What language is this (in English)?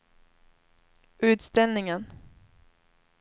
Swedish